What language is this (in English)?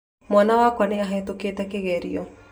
Kikuyu